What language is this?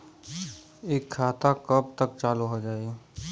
Bhojpuri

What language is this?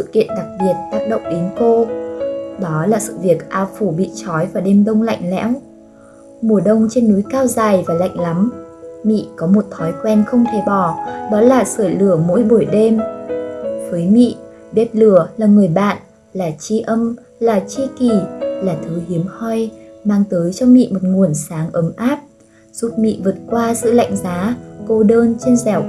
Vietnamese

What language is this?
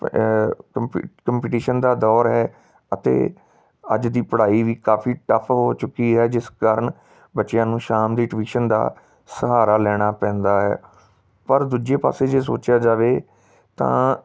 Punjabi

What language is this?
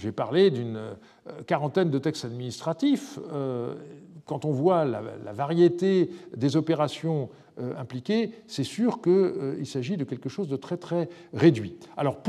French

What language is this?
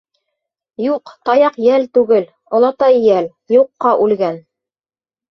Bashkir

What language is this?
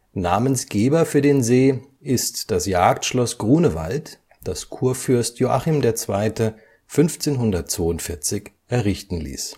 German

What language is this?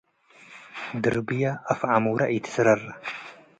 Tigre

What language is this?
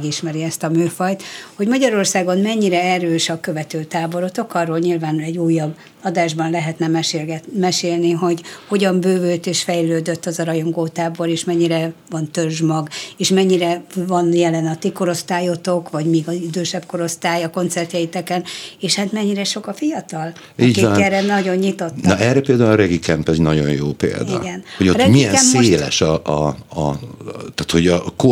Hungarian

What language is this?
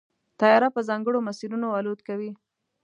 Pashto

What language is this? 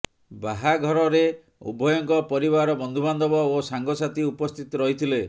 Odia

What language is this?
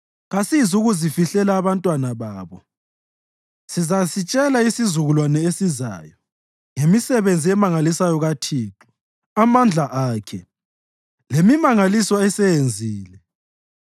North Ndebele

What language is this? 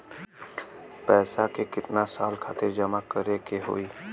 Bhojpuri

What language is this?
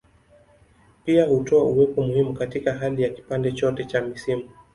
Swahili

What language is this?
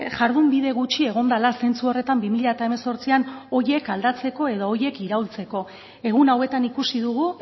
Basque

